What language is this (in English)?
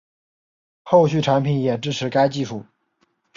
Chinese